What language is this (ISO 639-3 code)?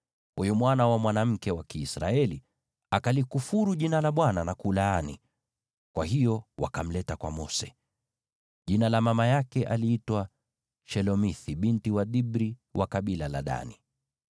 swa